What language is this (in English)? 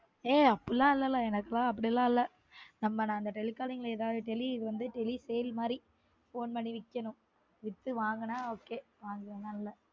Tamil